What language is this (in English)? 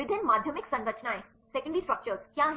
Hindi